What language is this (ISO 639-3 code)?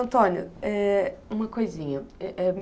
por